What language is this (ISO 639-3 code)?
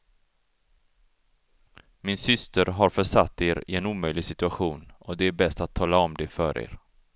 swe